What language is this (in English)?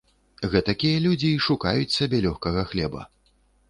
Belarusian